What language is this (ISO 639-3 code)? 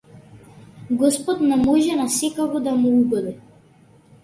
mkd